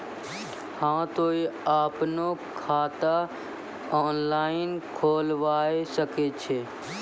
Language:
Maithili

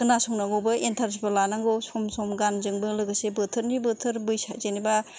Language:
Bodo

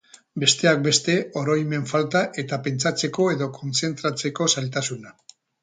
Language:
Basque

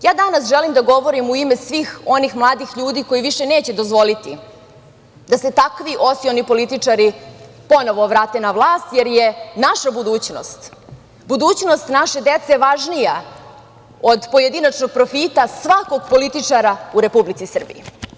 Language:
Serbian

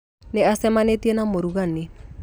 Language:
Kikuyu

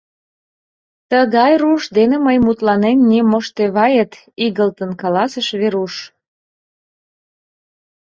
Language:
Mari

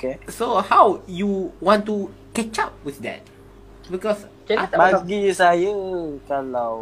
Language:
Malay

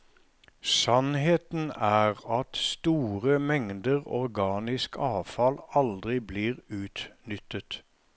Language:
Norwegian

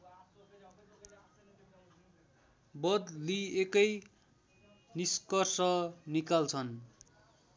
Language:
Nepali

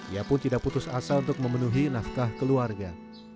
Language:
Indonesian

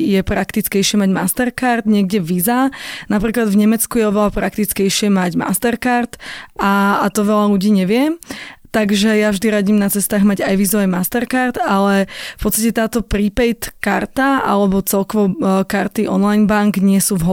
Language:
Slovak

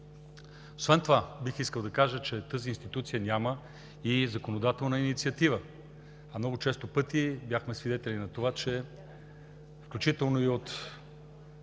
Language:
Bulgarian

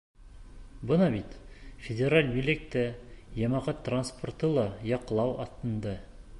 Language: Bashkir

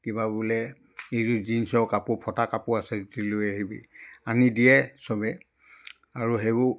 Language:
Assamese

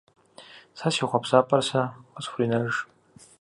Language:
Kabardian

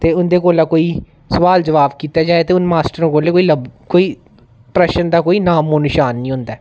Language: Dogri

